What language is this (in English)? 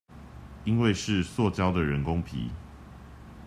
Chinese